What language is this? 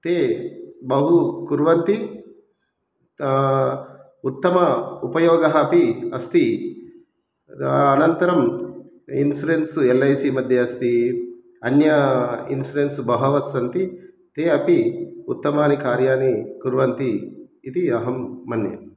Sanskrit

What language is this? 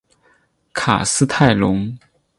Chinese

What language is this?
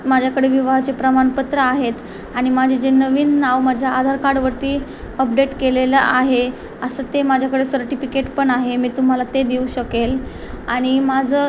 Marathi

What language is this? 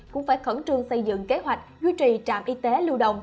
Vietnamese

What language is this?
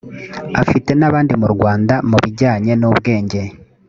Kinyarwanda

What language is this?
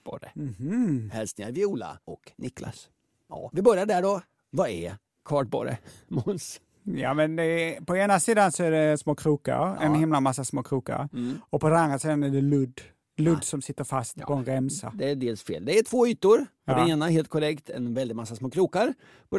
Swedish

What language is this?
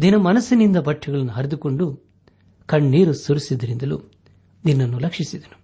Kannada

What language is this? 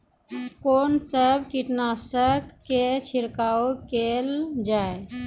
Maithili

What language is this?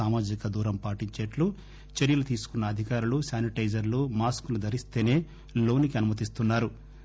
Telugu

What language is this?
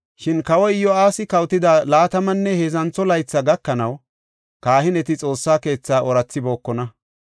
Gofa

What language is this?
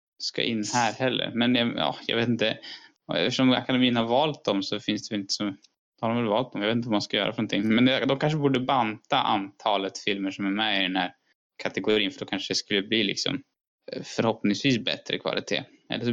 Swedish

